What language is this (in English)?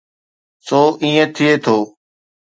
Sindhi